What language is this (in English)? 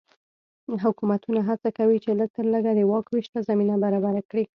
Pashto